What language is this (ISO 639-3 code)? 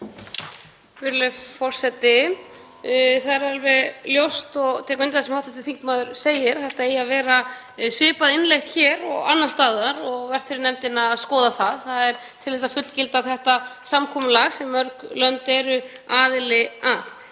isl